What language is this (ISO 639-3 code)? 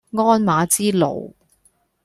yue